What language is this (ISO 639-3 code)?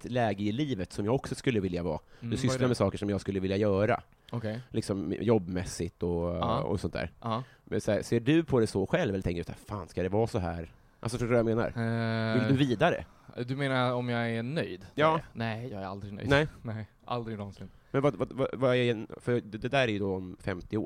swe